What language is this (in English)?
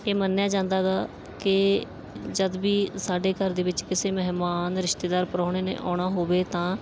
Punjabi